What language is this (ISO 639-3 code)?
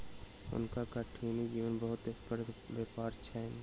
mai